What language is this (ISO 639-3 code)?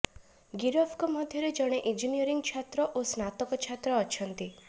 ori